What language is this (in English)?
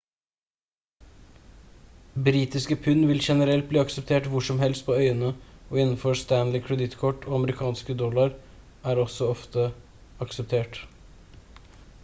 Norwegian Bokmål